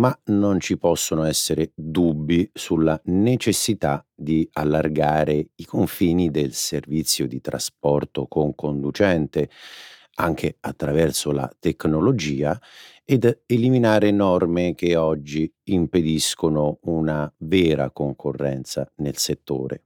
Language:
Italian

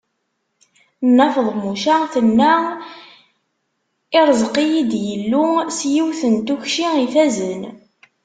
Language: Kabyle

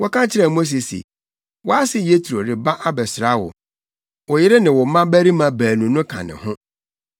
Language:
Akan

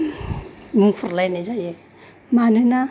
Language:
Bodo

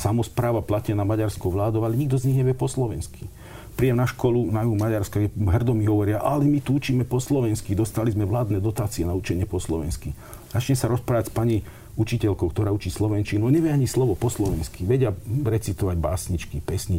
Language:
Slovak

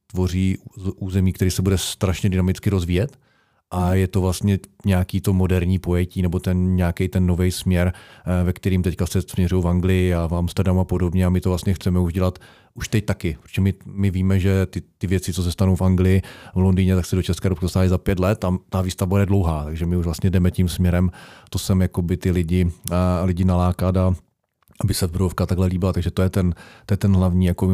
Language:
Czech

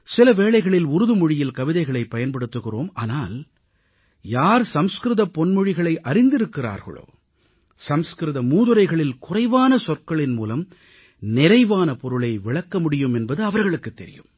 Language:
Tamil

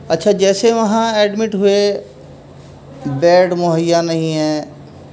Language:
Urdu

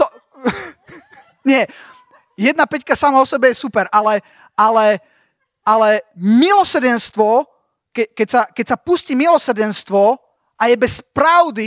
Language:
Slovak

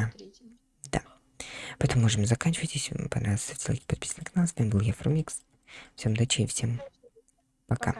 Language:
Russian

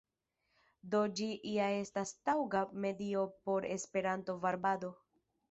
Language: Esperanto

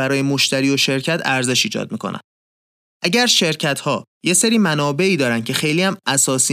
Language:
Persian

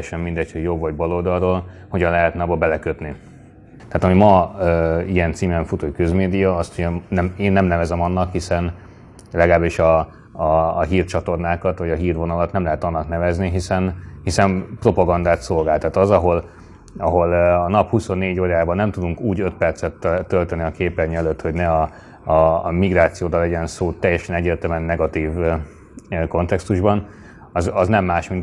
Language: Hungarian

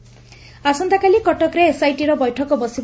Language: Odia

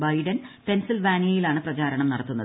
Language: Malayalam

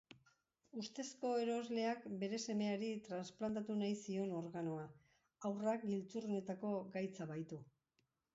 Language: Basque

